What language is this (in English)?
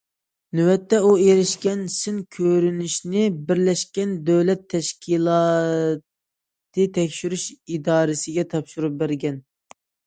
Uyghur